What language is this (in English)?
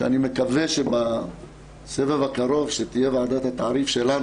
Hebrew